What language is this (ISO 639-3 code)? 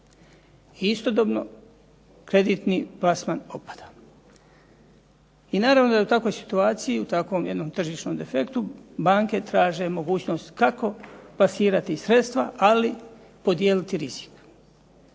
hrv